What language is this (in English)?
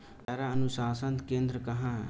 Hindi